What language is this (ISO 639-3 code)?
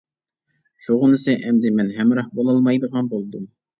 uig